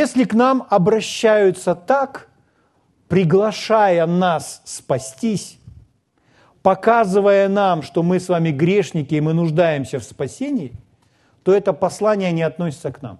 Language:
Russian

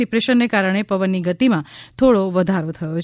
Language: Gujarati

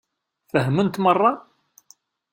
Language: Kabyle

